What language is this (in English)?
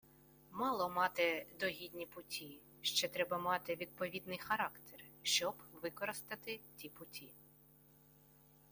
Ukrainian